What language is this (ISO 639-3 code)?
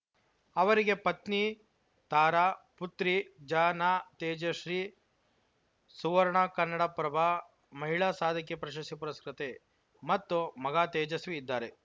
kan